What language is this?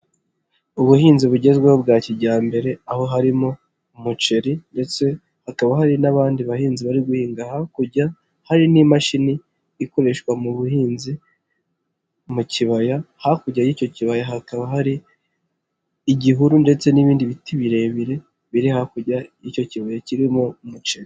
Kinyarwanda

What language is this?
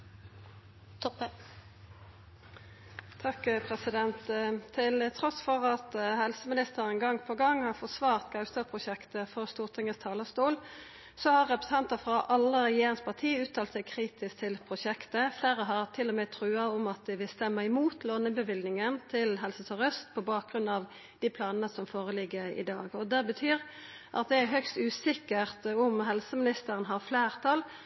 Norwegian Nynorsk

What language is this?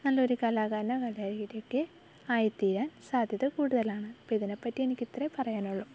Malayalam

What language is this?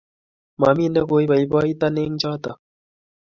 Kalenjin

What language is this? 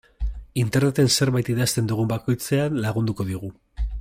Basque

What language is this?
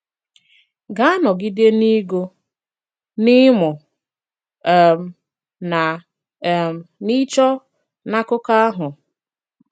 Igbo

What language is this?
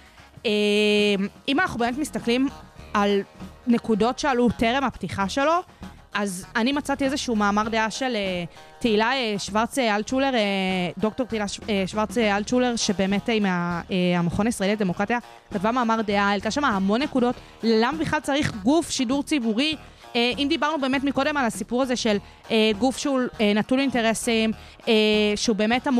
Hebrew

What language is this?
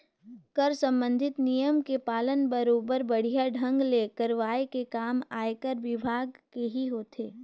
Chhattisgarhi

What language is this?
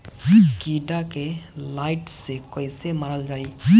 Bhojpuri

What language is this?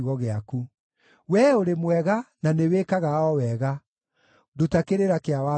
Kikuyu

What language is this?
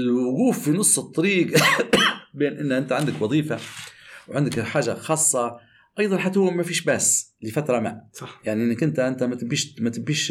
Arabic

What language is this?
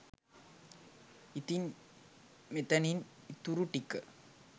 Sinhala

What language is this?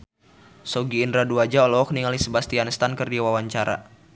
Sundanese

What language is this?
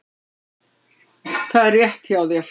Icelandic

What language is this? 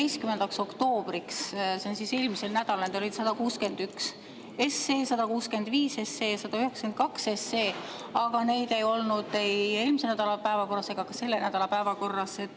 Estonian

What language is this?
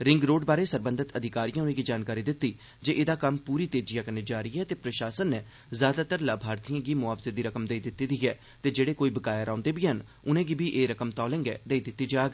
Dogri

